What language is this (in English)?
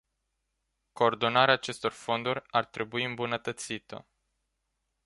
Romanian